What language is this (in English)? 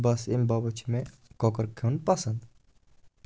Kashmiri